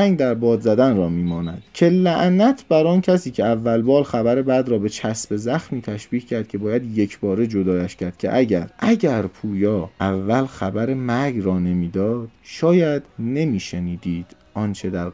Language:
Persian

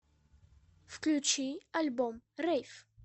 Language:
Russian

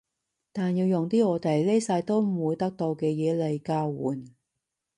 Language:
Cantonese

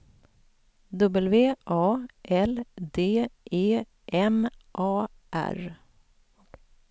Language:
Swedish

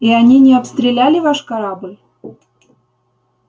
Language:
Russian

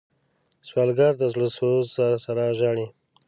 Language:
Pashto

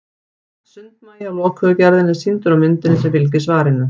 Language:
Icelandic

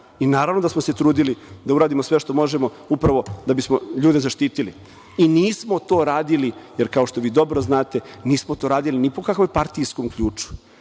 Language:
Serbian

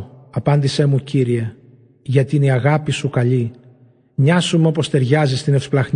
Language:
Greek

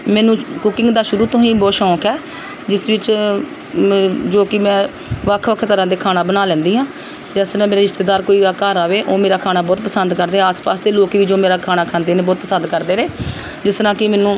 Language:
Punjabi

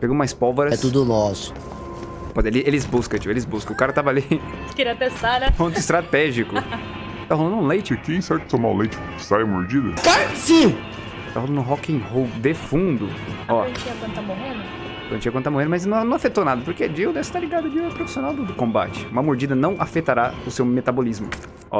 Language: Portuguese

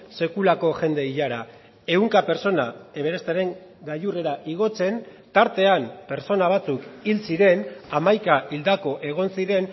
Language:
Basque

